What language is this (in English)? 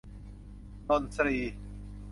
Thai